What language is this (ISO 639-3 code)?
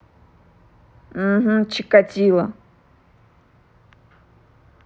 rus